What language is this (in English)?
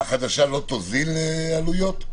Hebrew